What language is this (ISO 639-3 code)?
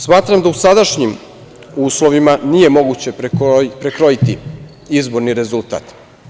srp